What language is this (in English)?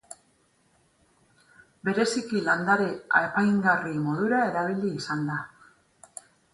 Basque